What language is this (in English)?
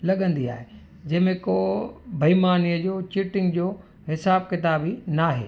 Sindhi